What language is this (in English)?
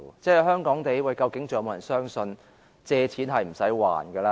Cantonese